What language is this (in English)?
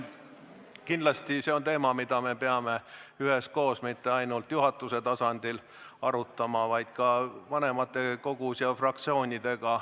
Estonian